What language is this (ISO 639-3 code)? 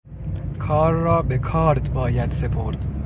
fas